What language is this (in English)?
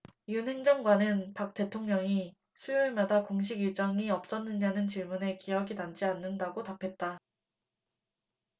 Korean